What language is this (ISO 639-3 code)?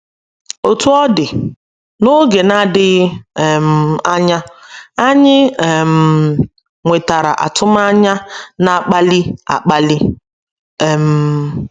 ibo